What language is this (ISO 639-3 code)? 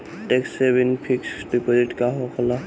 bho